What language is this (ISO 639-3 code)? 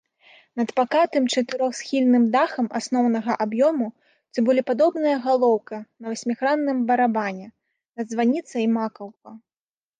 bel